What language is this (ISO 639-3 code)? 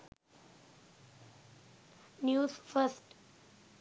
sin